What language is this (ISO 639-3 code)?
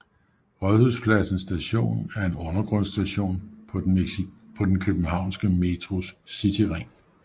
dan